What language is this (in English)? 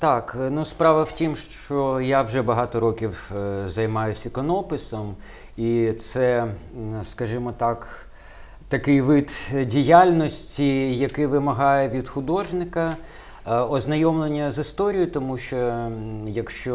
Ukrainian